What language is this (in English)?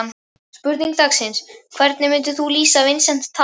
Icelandic